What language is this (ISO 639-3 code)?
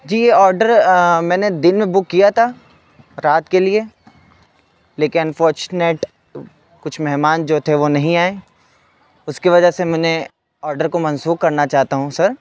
urd